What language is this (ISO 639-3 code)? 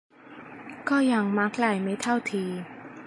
tha